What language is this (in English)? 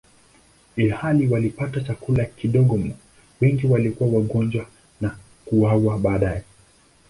Swahili